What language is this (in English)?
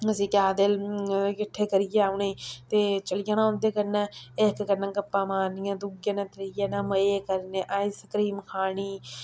Dogri